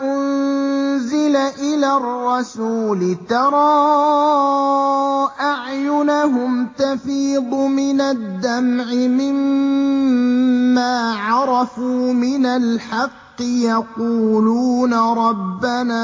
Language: Arabic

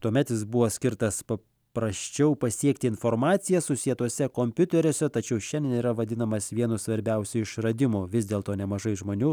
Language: Lithuanian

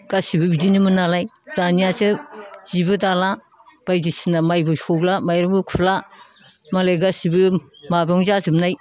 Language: Bodo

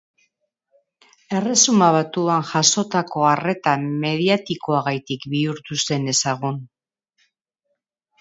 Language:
Basque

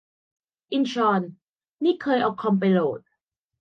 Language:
Thai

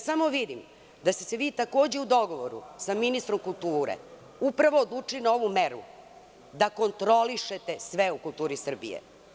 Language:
Serbian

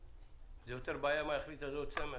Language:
Hebrew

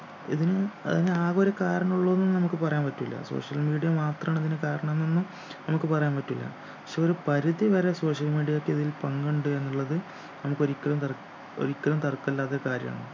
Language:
Malayalam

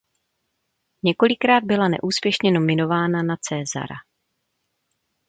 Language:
Czech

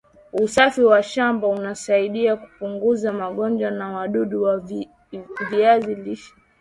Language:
Swahili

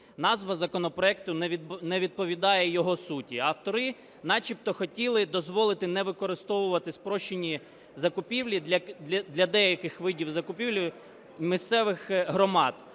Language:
Ukrainian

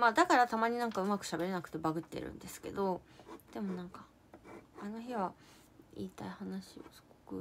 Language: Japanese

